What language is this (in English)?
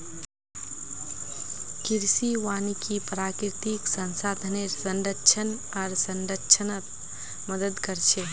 Magahi